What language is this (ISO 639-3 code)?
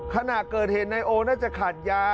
tha